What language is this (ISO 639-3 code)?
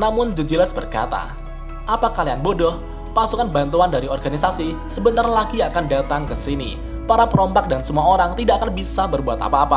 ind